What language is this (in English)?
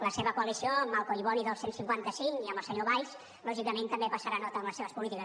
Catalan